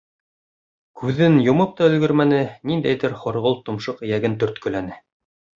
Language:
Bashkir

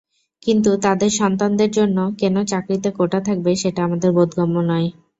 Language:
Bangla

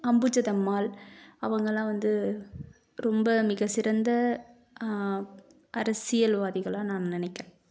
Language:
Tamil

